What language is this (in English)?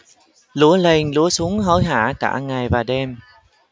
Vietnamese